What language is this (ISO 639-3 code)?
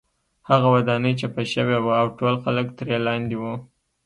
pus